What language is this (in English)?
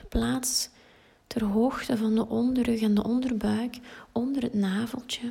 Dutch